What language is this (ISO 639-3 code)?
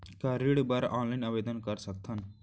hne